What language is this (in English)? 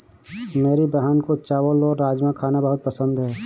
Hindi